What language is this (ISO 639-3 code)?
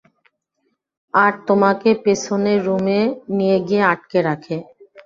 ben